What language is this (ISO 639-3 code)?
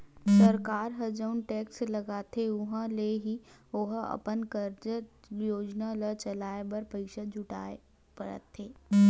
hne